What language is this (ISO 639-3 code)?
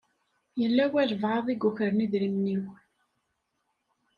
kab